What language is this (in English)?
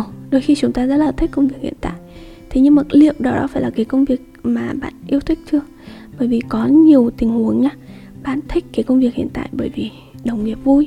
Vietnamese